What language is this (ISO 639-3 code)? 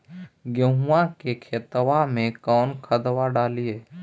mag